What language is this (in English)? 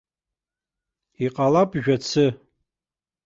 Abkhazian